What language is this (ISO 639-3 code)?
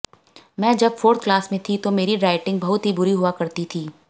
hin